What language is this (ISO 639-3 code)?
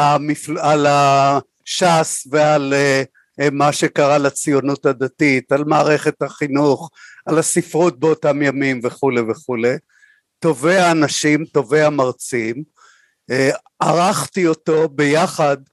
heb